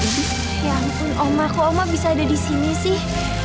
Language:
Indonesian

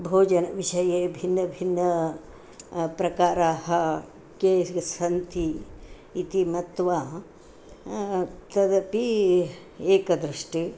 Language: Sanskrit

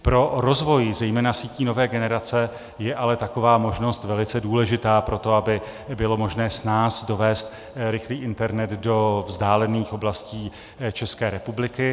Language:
Czech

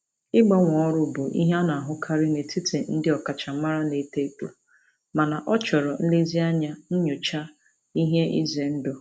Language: Igbo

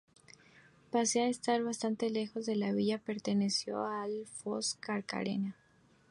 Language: Spanish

